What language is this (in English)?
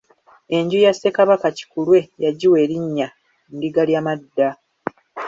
Ganda